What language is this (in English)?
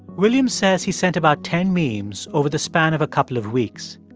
English